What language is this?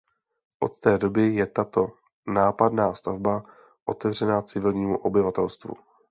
Czech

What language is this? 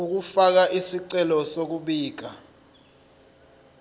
Zulu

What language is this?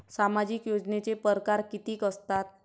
Marathi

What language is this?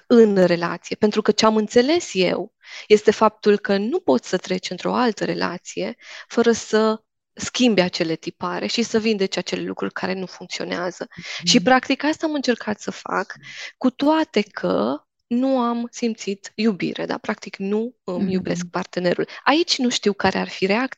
Romanian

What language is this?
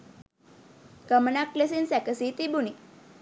Sinhala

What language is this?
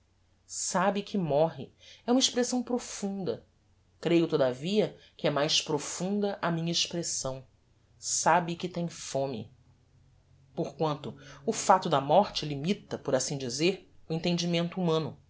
Portuguese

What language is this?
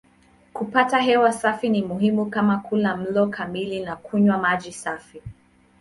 Swahili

